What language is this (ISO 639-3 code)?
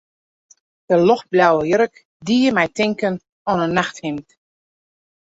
fry